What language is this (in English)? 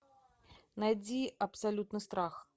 Russian